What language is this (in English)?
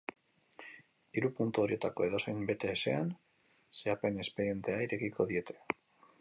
Basque